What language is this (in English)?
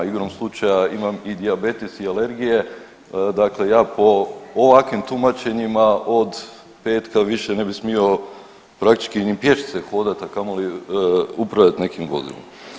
Croatian